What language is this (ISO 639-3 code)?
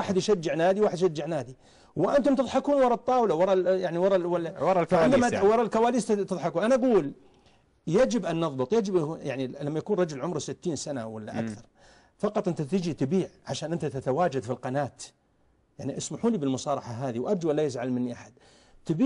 ara